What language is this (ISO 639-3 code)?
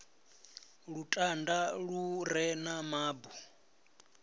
ven